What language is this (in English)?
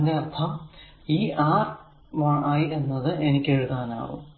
Malayalam